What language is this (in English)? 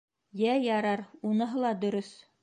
Bashkir